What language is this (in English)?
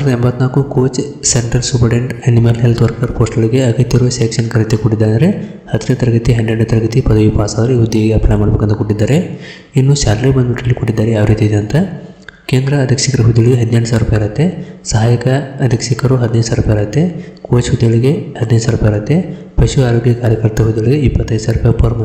Kannada